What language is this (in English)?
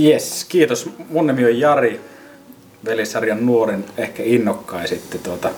Finnish